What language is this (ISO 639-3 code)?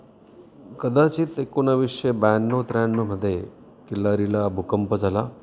mar